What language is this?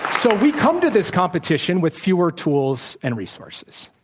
English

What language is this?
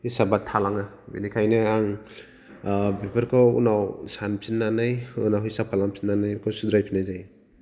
Bodo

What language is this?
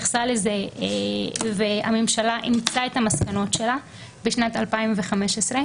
Hebrew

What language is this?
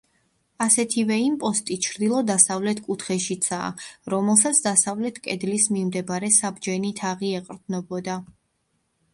Georgian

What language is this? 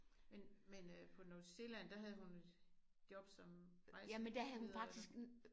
Danish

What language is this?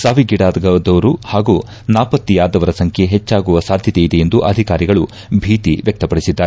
Kannada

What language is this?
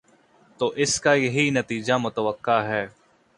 Urdu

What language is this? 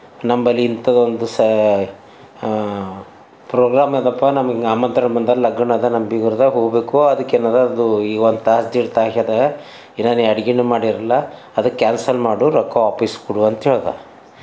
Kannada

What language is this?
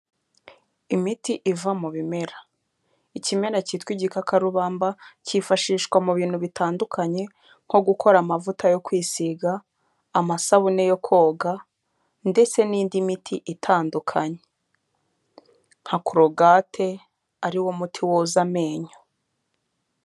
Kinyarwanda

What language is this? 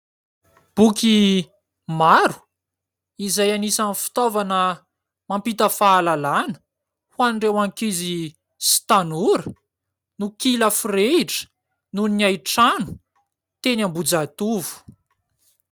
Malagasy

